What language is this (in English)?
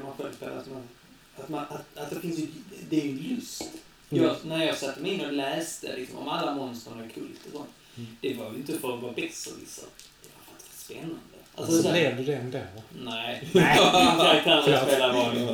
Swedish